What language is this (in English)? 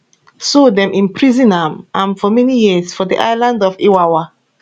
Nigerian Pidgin